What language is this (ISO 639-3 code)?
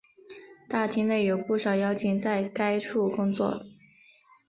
zho